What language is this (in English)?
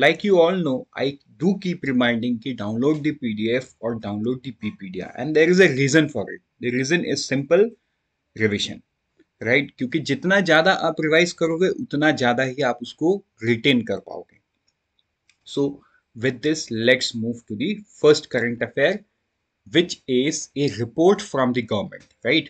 Hindi